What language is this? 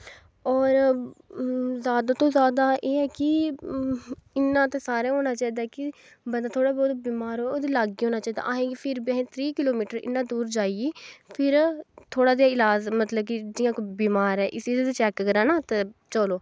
Dogri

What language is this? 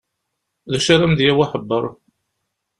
Kabyle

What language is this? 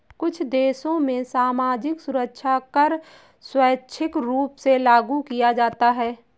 Hindi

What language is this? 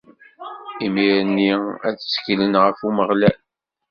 Kabyle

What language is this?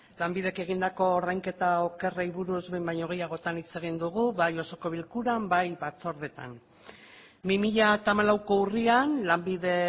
Basque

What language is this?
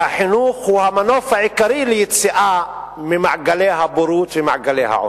Hebrew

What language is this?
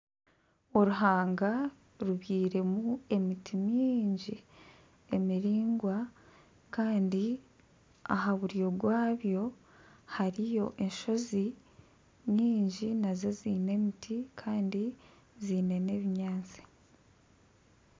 Nyankole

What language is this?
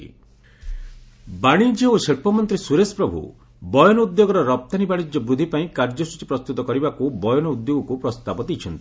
Odia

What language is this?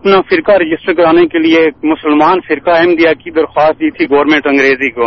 Urdu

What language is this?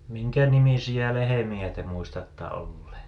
Finnish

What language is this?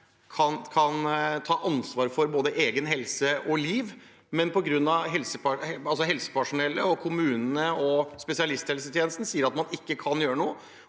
Norwegian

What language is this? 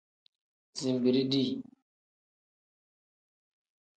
Tem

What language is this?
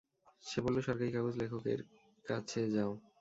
Bangla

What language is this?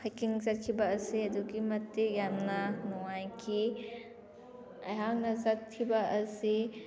Manipuri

